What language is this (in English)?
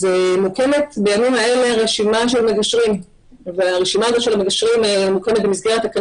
Hebrew